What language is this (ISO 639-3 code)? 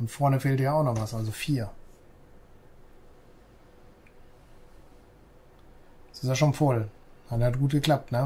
deu